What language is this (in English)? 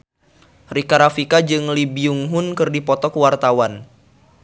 Sundanese